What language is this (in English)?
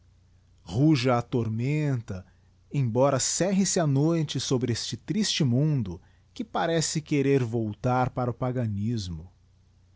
Portuguese